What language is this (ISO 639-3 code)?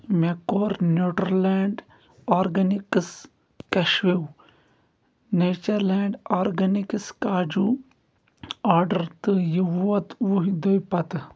kas